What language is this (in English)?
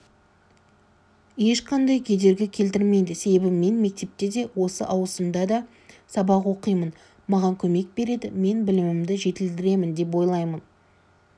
Kazakh